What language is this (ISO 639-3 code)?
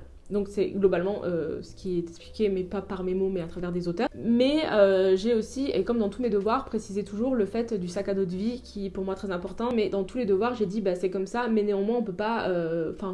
fra